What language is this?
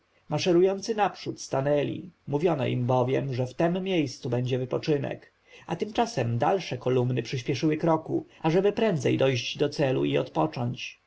Polish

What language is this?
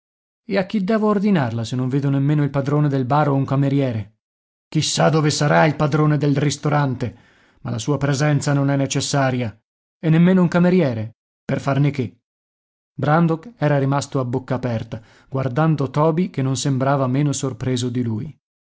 Italian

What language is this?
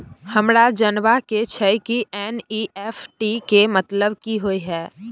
Maithili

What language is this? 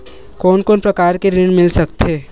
Chhattisgarhi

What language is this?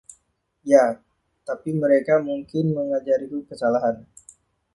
Indonesian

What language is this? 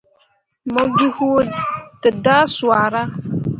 Mundang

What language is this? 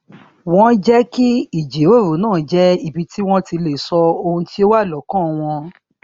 Yoruba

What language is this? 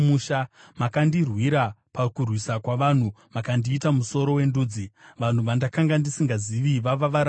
Shona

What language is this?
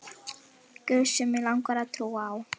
Icelandic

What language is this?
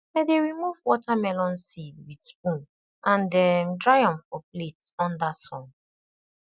Nigerian Pidgin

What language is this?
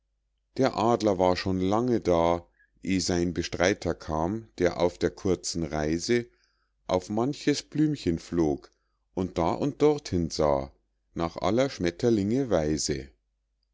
German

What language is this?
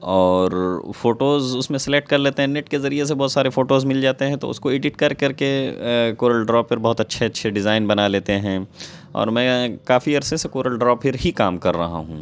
Urdu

